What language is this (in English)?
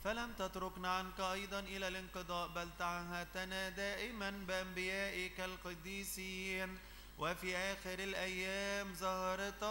Arabic